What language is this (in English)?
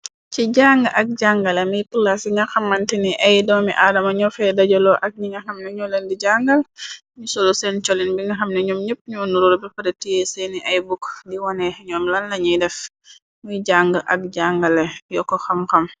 Wolof